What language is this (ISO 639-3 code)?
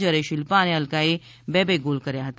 guj